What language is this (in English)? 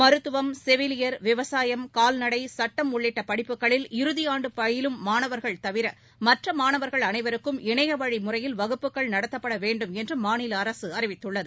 Tamil